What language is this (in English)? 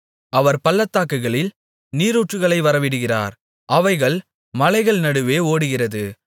Tamil